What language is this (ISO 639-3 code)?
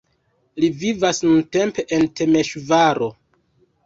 epo